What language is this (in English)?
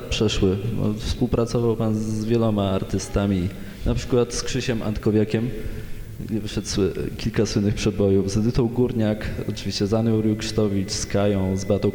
Polish